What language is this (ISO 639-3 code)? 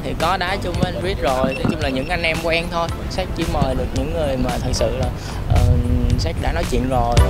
vie